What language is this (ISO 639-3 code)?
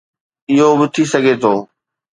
snd